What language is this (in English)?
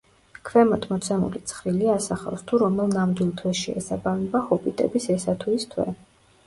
Georgian